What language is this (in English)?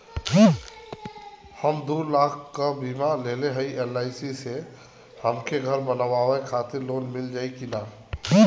Bhojpuri